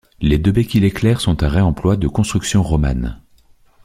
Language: French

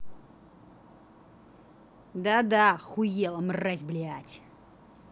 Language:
Russian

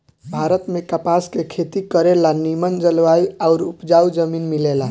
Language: Bhojpuri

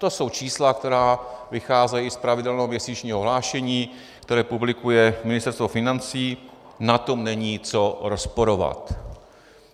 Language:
Czech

